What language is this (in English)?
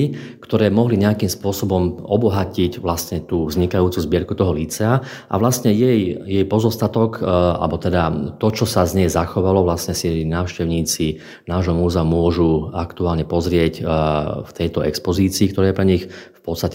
Slovak